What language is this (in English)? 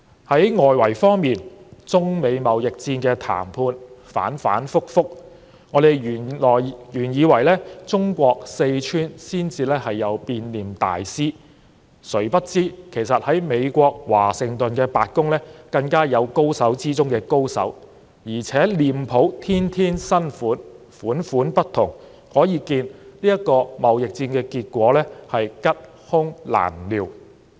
Cantonese